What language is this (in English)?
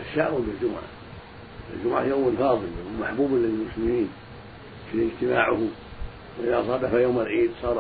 Arabic